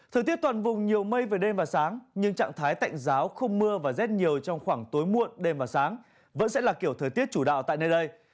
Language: Vietnamese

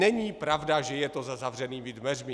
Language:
Czech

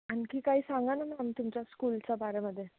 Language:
Marathi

